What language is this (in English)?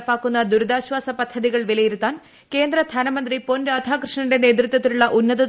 Malayalam